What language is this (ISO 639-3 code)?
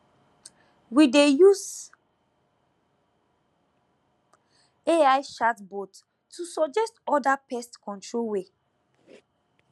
pcm